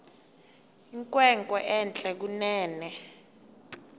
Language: Xhosa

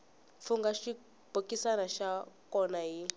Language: Tsonga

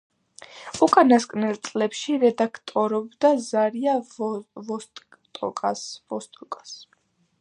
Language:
Georgian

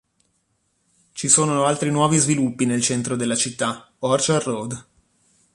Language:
Italian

